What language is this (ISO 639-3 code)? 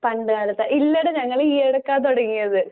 mal